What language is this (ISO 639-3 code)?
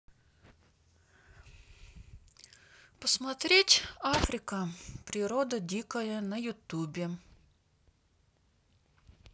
rus